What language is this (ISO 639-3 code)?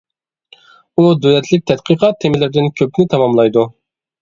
uig